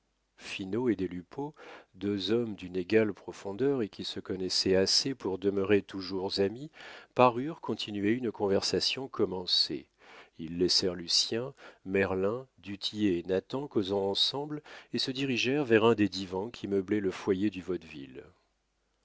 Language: French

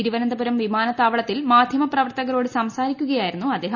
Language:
Malayalam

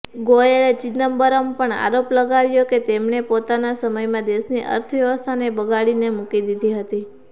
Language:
Gujarati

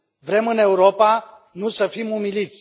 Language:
Romanian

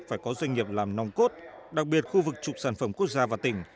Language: Vietnamese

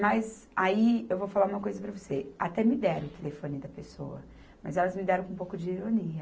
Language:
Portuguese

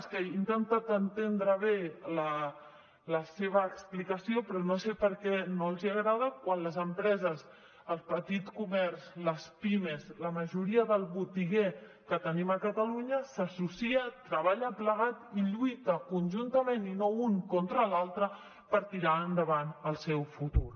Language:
Catalan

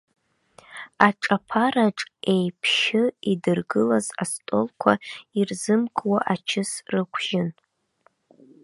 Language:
Abkhazian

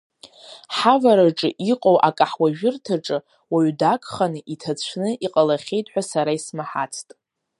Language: Abkhazian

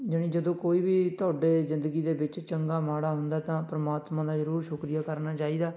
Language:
Punjabi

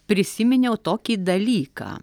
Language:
Lithuanian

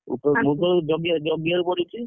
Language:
Odia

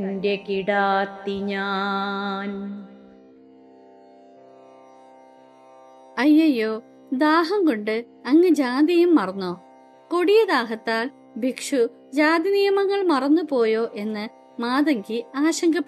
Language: Malayalam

